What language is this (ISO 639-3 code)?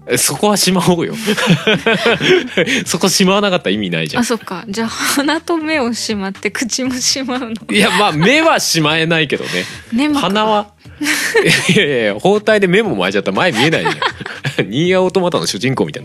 jpn